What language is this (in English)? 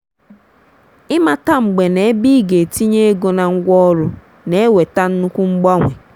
Igbo